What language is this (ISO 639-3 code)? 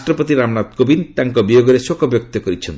ori